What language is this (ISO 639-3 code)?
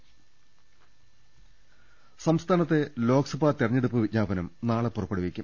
mal